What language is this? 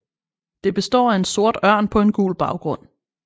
Danish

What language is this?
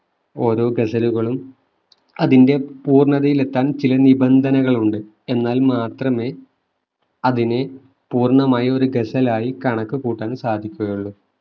Malayalam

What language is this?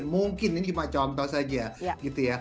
Indonesian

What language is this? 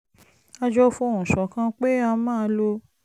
Yoruba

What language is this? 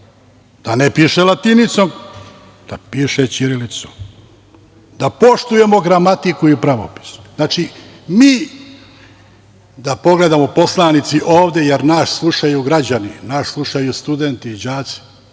Serbian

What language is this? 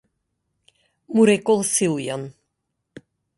Macedonian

